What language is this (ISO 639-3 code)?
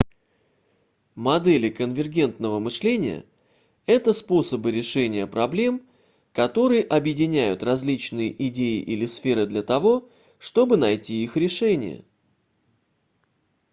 rus